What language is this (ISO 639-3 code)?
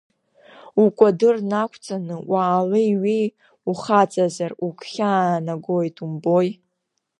abk